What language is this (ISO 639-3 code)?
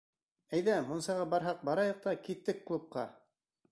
bak